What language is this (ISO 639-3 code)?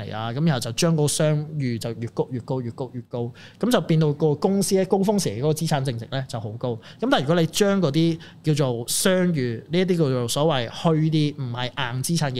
zho